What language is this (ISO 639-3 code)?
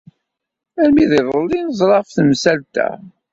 kab